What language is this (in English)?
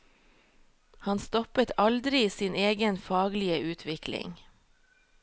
Norwegian